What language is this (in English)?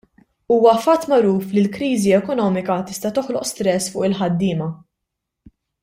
Maltese